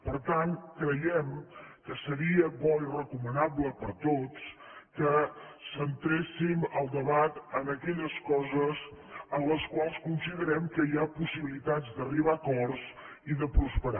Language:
Catalan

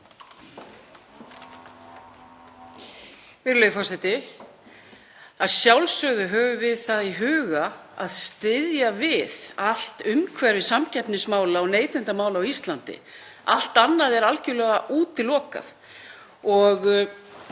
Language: Icelandic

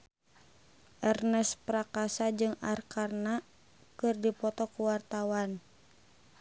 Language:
Sundanese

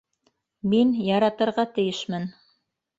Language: Bashkir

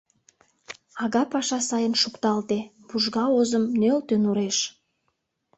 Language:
Mari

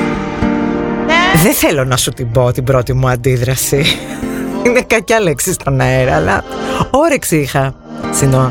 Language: Greek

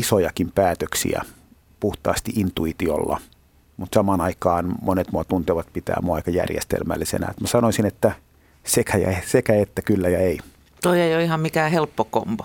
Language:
Finnish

